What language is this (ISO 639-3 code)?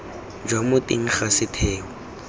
tsn